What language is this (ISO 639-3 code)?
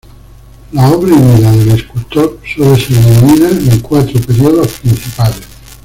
spa